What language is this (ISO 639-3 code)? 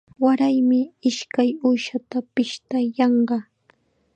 qxa